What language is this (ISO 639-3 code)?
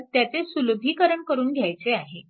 mar